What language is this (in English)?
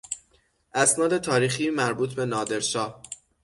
Persian